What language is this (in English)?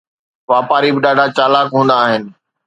Sindhi